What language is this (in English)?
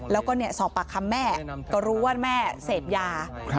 Thai